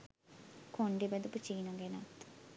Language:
Sinhala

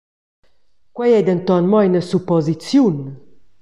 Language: Romansh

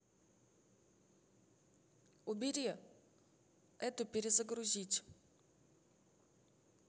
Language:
Russian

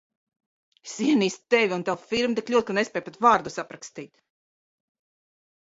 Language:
Latvian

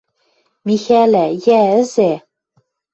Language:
Western Mari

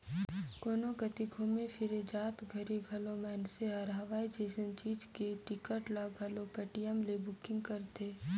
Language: Chhattisgarhi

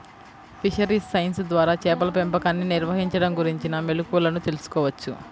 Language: Telugu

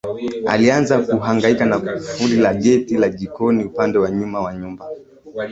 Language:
Swahili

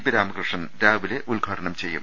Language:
Malayalam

